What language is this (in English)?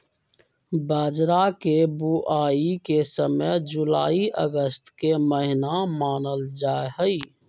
Magahi